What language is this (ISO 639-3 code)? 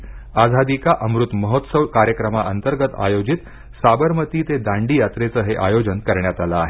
mar